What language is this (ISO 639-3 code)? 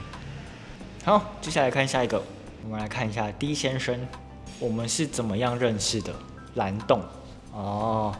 zho